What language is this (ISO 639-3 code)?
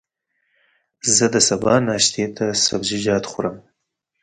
pus